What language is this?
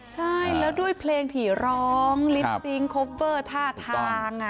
Thai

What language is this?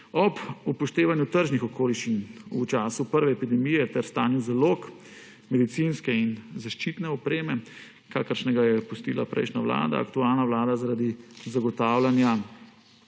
Slovenian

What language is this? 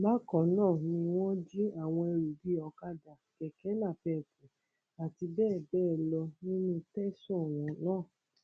Yoruba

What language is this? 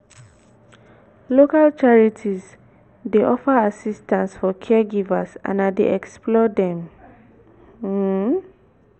Nigerian Pidgin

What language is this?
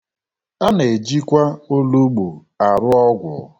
Igbo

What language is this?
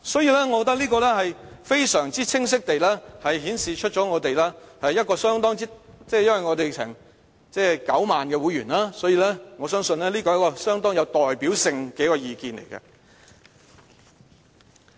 Cantonese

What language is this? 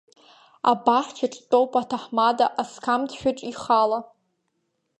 Abkhazian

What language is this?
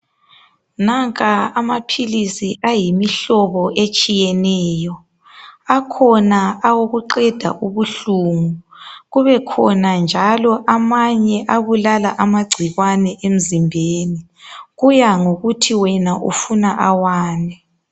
North Ndebele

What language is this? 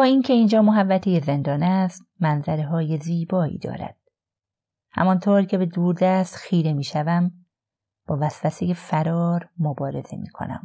Persian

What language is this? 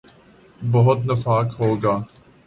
Urdu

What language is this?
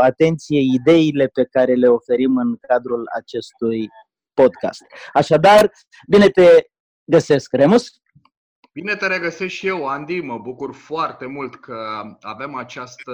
Romanian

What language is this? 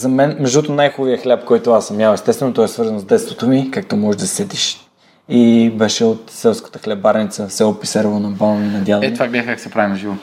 Bulgarian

